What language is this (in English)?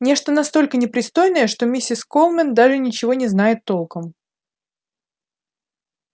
Russian